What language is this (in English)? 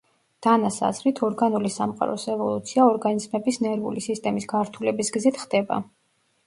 Georgian